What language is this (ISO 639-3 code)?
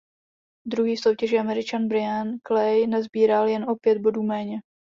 ces